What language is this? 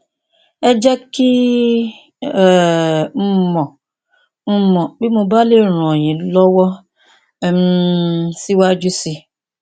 Yoruba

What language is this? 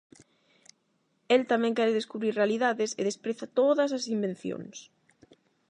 Galician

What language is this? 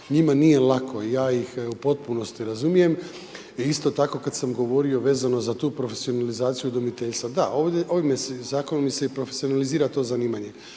Croatian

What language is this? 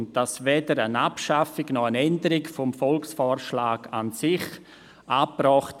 Swiss German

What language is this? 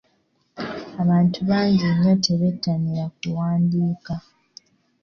Ganda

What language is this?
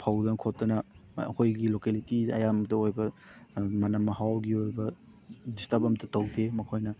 Manipuri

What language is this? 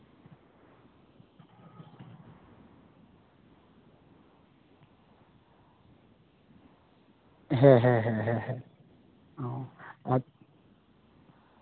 Santali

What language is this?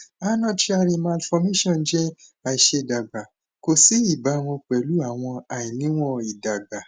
Yoruba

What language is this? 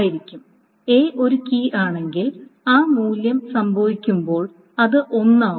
Malayalam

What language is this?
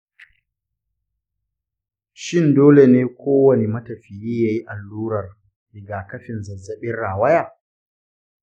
Hausa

